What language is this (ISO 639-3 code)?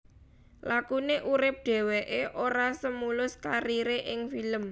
jav